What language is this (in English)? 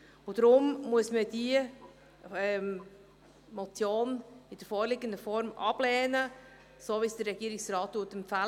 Swiss German